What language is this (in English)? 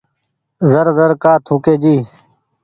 Goaria